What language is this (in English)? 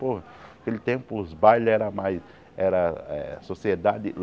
Portuguese